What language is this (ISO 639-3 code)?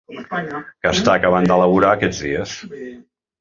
cat